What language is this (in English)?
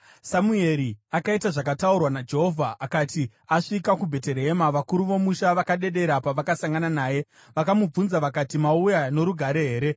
Shona